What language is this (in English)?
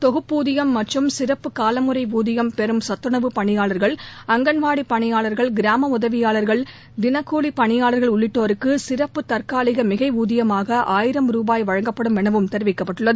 Tamil